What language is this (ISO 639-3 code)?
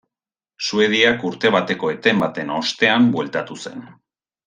eus